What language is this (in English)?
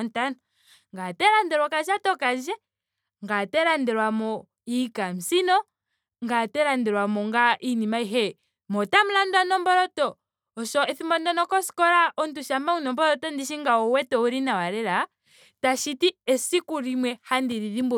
Ndonga